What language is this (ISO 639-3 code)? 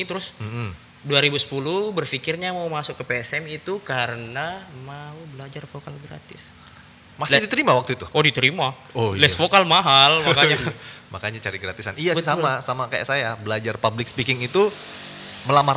ind